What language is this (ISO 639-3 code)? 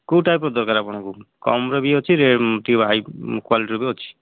ori